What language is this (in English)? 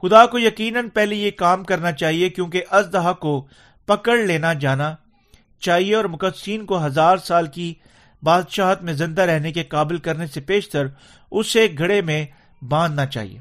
Urdu